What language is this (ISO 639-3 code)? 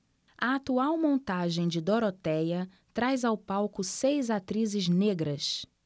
por